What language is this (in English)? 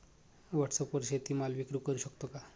Marathi